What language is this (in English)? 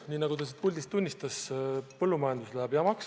Estonian